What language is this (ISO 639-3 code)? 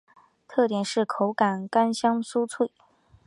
zho